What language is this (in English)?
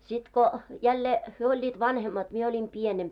Finnish